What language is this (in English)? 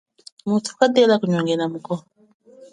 Chokwe